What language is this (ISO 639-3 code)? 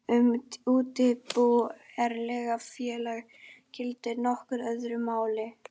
isl